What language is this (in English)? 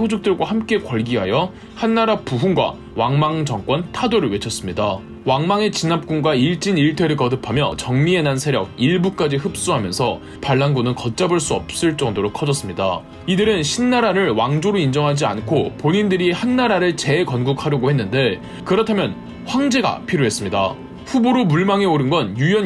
Korean